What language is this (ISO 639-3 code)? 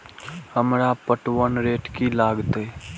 mai